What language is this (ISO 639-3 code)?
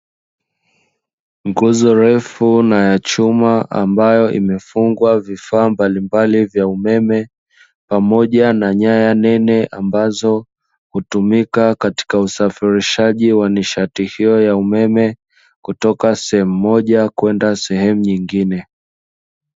swa